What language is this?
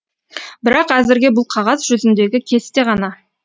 Kazakh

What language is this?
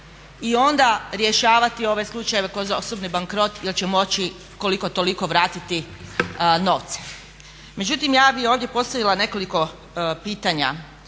Croatian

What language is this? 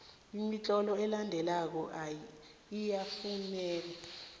South Ndebele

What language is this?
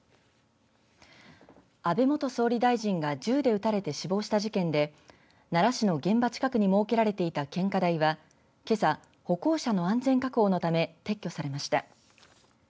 Japanese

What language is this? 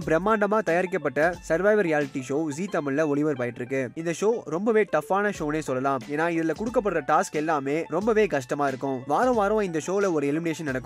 Tamil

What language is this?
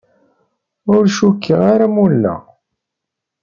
Kabyle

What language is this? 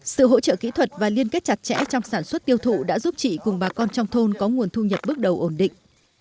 Vietnamese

